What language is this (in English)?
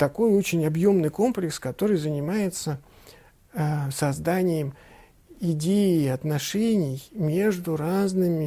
Russian